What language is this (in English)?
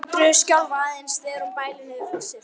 Icelandic